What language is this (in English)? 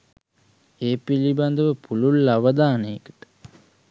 Sinhala